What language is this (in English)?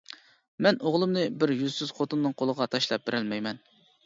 Uyghur